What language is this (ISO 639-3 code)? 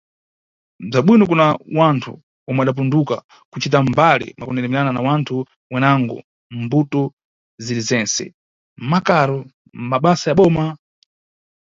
nyu